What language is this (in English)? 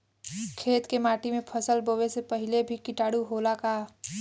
Bhojpuri